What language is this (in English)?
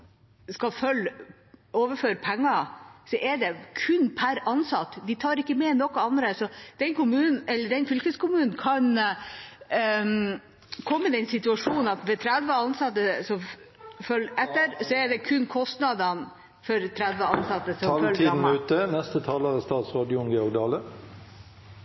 Norwegian